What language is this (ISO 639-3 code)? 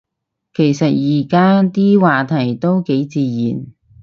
yue